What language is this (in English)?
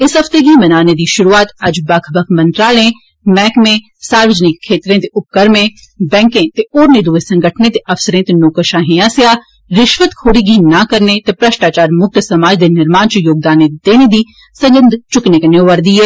Dogri